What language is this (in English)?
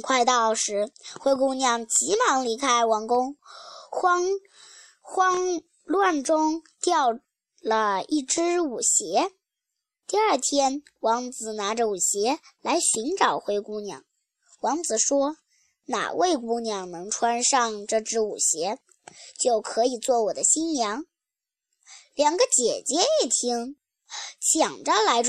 Chinese